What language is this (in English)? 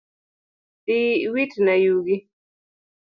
Luo (Kenya and Tanzania)